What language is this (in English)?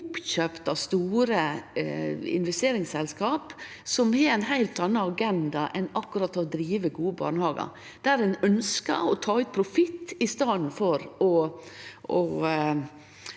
Norwegian